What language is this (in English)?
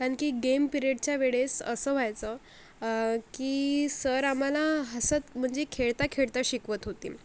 Marathi